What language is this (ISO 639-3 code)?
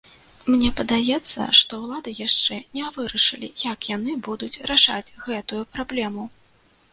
bel